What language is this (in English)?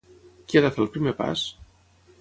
Catalan